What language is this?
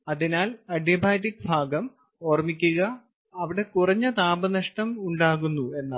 Malayalam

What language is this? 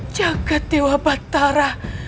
Indonesian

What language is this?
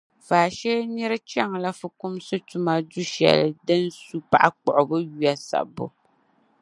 Dagbani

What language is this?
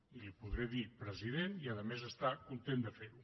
Catalan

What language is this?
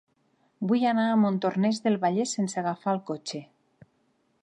Catalan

